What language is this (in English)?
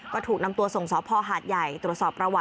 Thai